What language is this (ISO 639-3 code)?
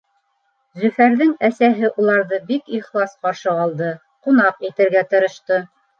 bak